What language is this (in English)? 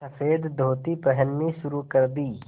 Hindi